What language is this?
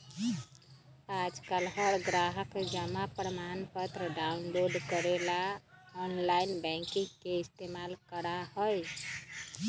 Magahi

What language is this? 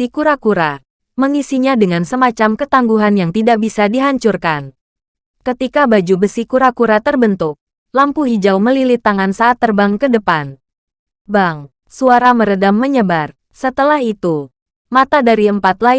Indonesian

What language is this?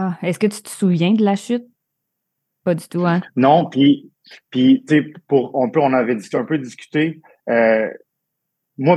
French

